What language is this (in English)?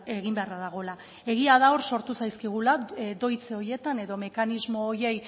Basque